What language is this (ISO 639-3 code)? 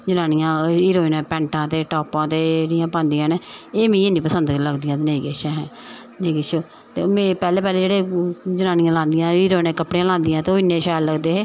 doi